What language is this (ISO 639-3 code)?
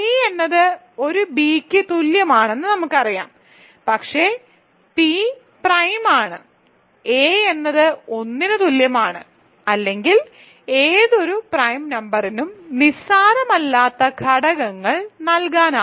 mal